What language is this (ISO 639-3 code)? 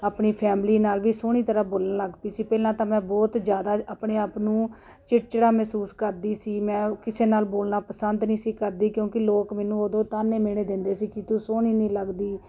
pan